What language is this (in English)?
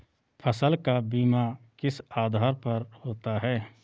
Hindi